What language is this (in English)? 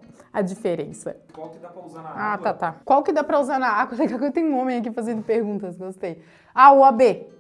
Portuguese